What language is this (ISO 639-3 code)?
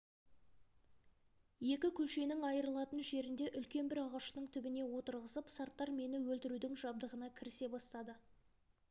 kaz